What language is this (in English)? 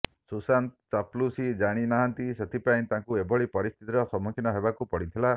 Odia